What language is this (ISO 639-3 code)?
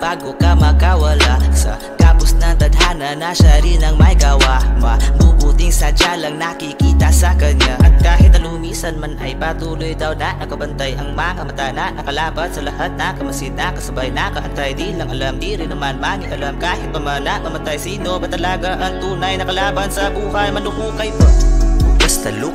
ron